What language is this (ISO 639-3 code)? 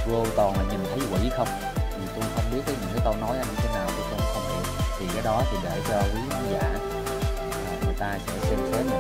vie